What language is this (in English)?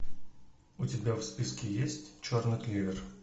Russian